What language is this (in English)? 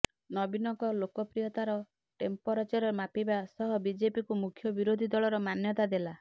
Odia